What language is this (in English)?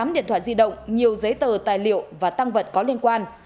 Vietnamese